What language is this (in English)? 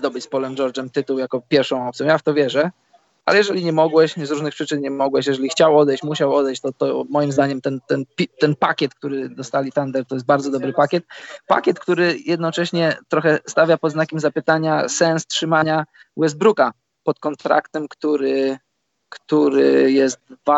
Polish